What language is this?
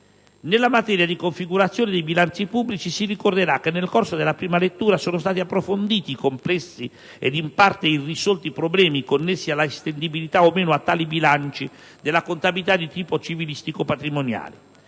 Italian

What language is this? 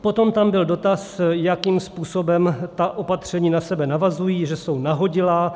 Czech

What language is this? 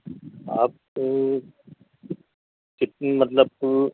Urdu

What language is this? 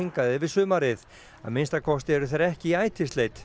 Icelandic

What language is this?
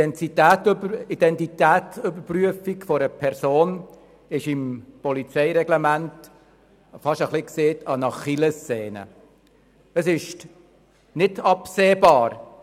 Swiss German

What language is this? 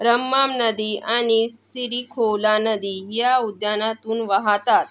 Marathi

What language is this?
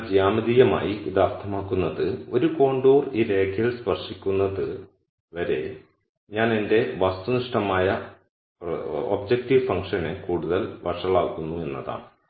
Malayalam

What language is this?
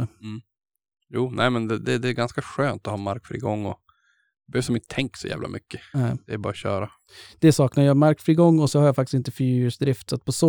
Swedish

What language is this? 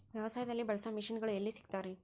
Kannada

